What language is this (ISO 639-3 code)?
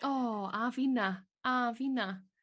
cym